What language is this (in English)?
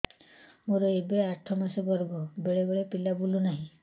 Odia